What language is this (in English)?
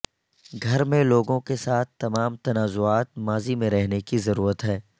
Urdu